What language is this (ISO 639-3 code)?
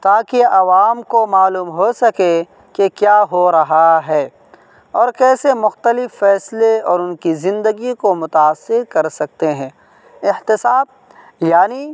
urd